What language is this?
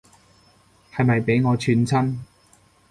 Cantonese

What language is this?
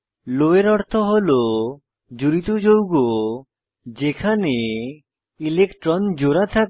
Bangla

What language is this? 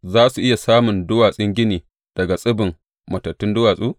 Hausa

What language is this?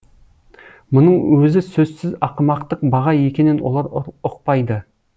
Kazakh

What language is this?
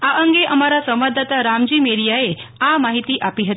Gujarati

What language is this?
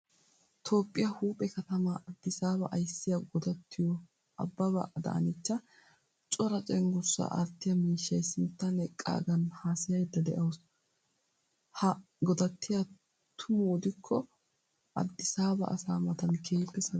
Wolaytta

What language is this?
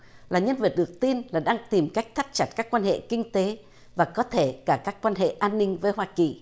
Vietnamese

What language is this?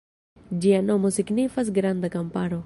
Esperanto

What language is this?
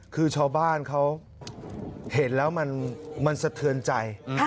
Thai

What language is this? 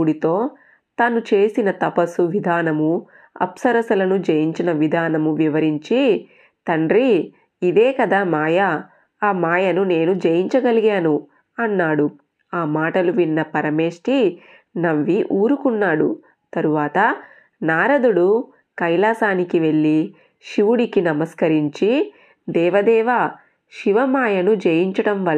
Telugu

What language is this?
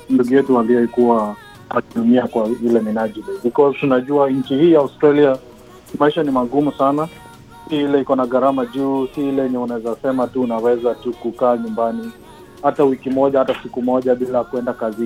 Swahili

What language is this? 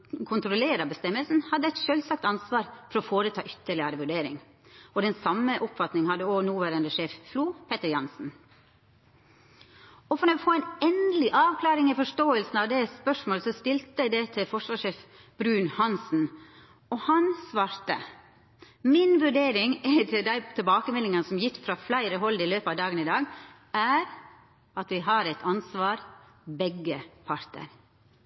Norwegian Nynorsk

